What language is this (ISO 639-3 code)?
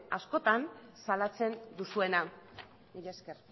eus